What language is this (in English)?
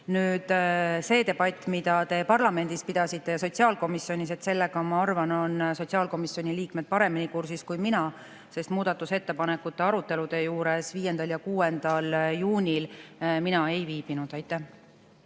Estonian